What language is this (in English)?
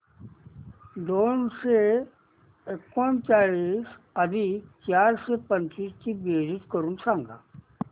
Marathi